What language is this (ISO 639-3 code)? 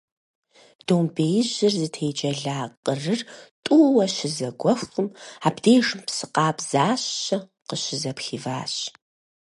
kbd